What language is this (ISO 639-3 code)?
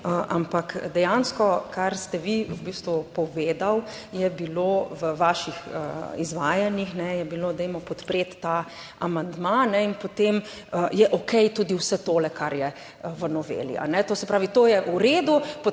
slv